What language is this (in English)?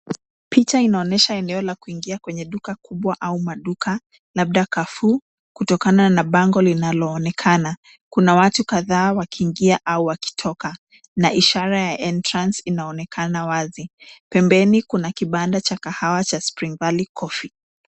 Swahili